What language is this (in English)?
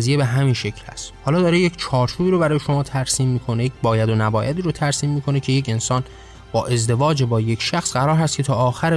Persian